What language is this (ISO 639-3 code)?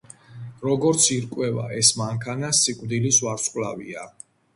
kat